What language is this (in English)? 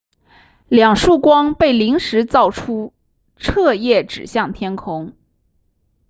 Chinese